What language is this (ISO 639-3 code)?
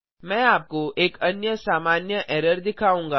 hin